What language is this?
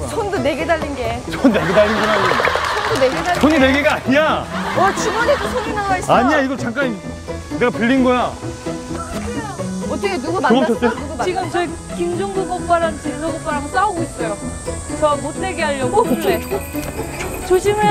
Korean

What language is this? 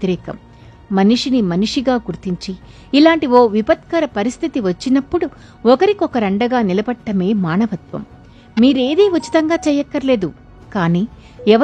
Telugu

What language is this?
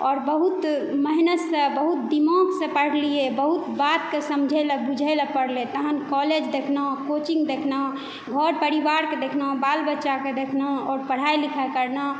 Maithili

